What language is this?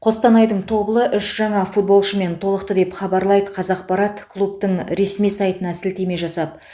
Kazakh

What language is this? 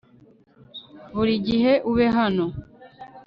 Kinyarwanda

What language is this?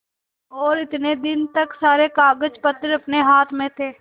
Hindi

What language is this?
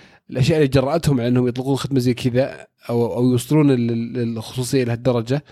Arabic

